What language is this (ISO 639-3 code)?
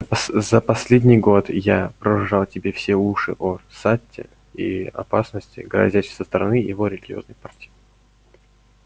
rus